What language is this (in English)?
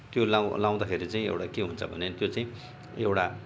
Nepali